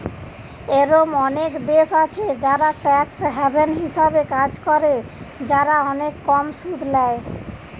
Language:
Bangla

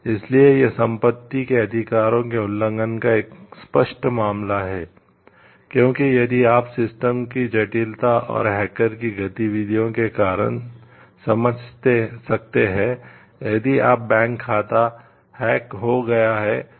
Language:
Hindi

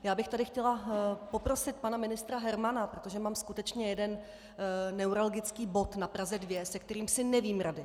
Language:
Czech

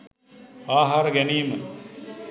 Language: Sinhala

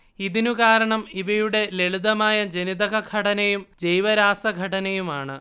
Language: Malayalam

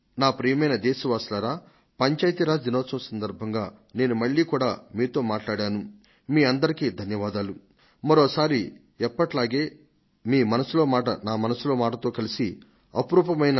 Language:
Telugu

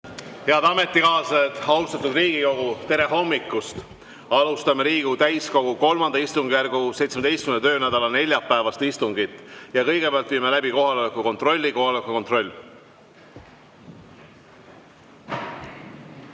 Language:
Estonian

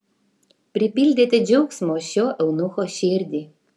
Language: Lithuanian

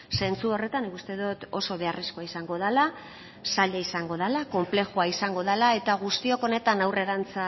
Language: Basque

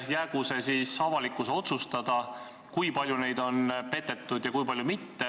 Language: Estonian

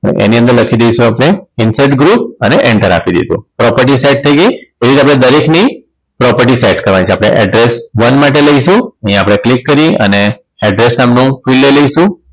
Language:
Gujarati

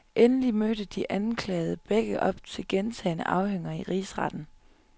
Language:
Danish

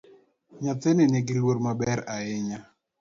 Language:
Luo (Kenya and Tanzania)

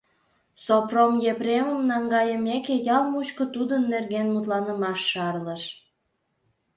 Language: Mari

